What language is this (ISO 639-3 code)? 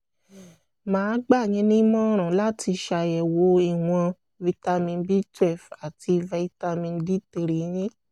yor